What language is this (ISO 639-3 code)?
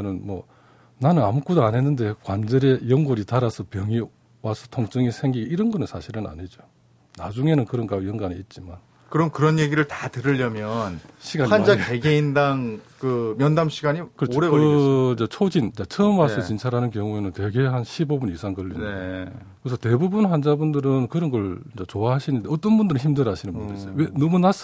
kor